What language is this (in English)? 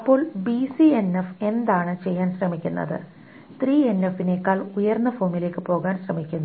Malayalam